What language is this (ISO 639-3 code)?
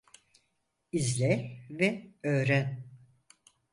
tur